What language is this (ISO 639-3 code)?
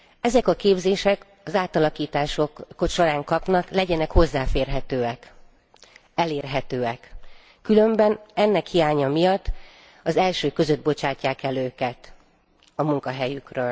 hun